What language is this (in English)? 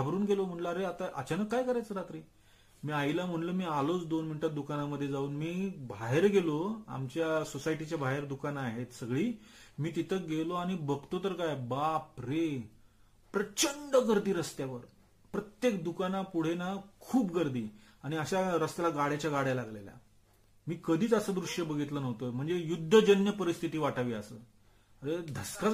Marathi